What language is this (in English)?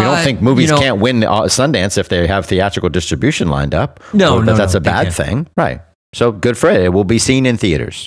English